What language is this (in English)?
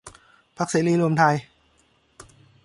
Thai